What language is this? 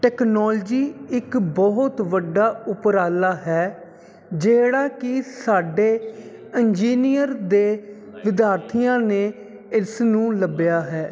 Punjabi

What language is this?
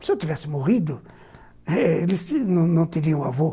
Portuguese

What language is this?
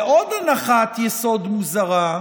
Hebrew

